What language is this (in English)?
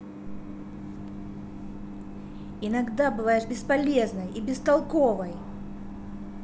Russian